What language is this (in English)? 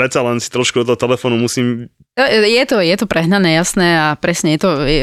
Slovak